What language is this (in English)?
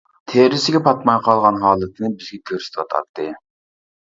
Uyghur